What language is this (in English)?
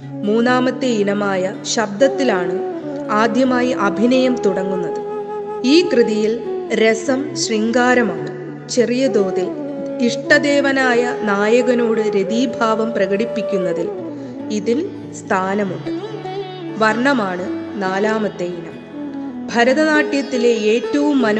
Malayalam